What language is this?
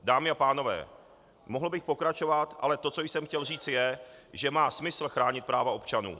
Czech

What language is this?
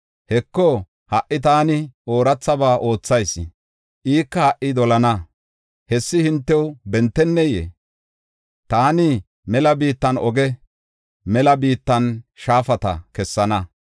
Gofa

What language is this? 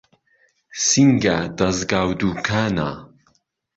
Central Kurdish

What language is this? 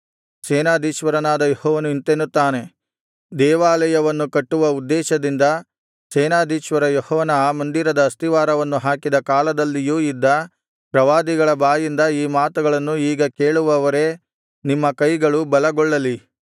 Kannada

